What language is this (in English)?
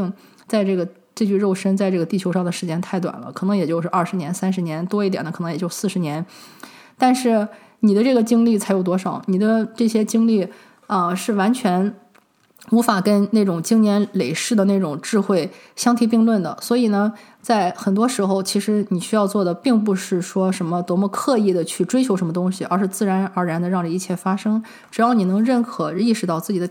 Chinese